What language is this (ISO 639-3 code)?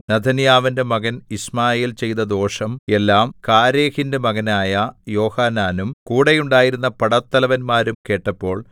mal